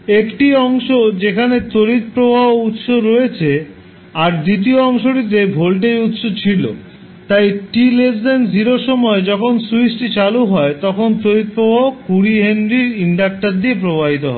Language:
Bangla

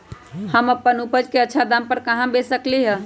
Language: Magahi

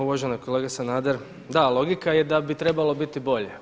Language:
Croatian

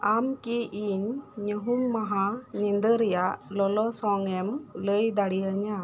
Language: Santali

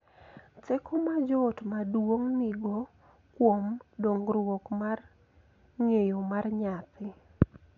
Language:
Luo (Kenya and Tanzania)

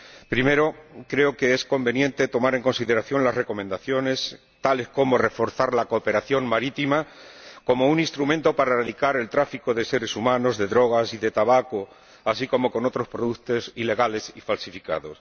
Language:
Spanish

